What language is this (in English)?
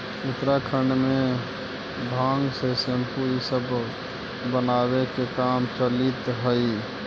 Magahi